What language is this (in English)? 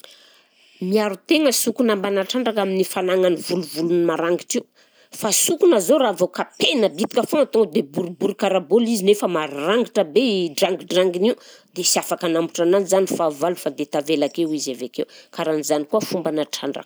Southern Betsimisaraka Malagasy